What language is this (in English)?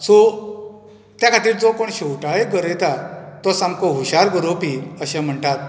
Konkani